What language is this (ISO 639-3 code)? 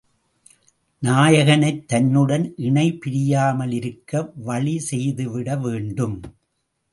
tam